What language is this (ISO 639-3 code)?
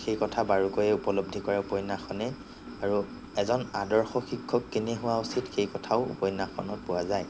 asm